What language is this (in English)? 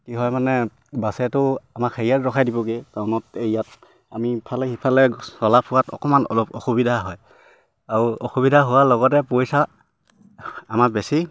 Assamese